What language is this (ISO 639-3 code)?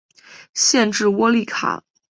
zho